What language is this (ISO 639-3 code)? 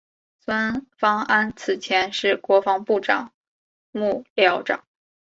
zho